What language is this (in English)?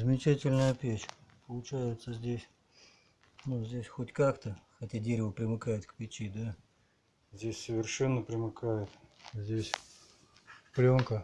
Russian